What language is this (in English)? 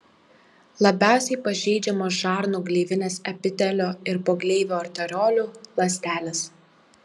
Lithuanian